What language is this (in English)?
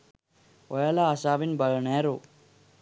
Sinhala